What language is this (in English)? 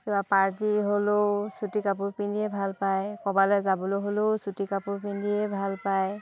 Assamese